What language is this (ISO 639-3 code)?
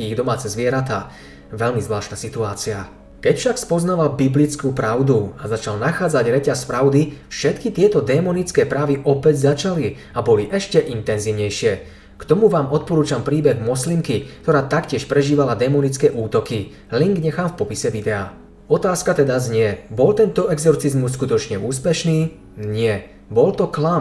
slk